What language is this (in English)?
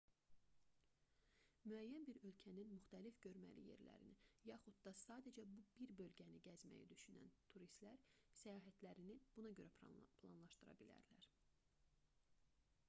Azerbaijani